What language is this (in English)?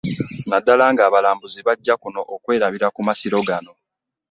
Ganda